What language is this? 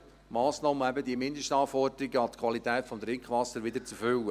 Swiss German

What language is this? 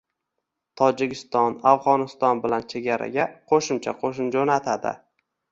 Uzbek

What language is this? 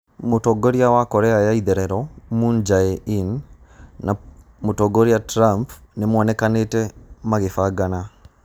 Kikuyu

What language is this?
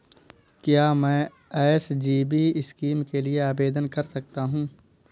Hindi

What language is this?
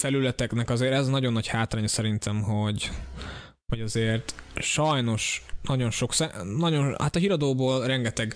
Hungarian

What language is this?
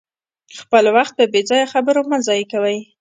Pashto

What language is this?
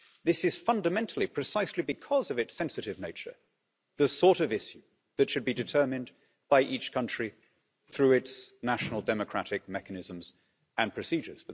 English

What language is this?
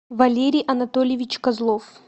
Russian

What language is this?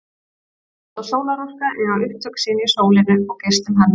Icelandic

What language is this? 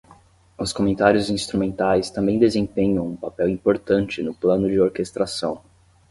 Portuguese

